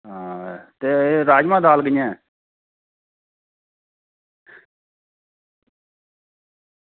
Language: Dogri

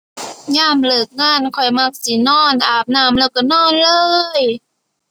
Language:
Thai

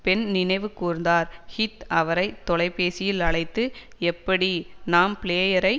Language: Tamil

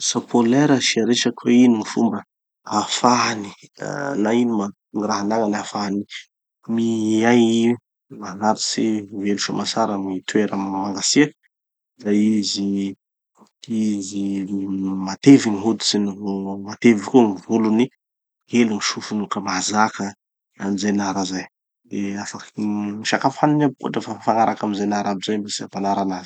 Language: Tanosy Malagasy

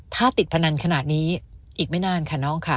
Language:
Thai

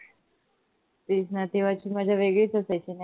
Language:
Marathi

